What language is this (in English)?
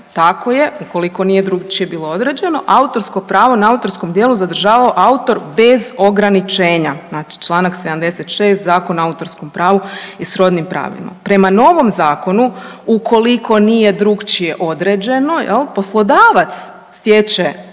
Croatian